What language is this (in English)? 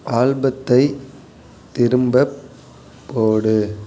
Tamil